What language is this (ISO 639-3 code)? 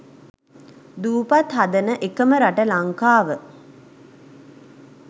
sin